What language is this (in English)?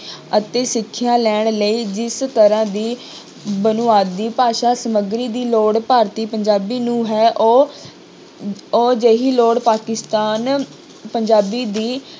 Punjabi